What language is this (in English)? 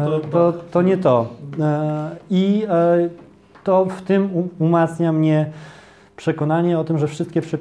Polish